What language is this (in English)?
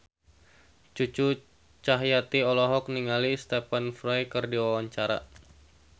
Sundanese